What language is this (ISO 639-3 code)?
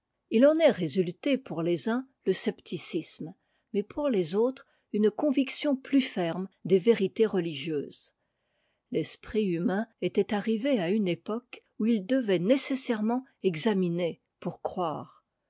fra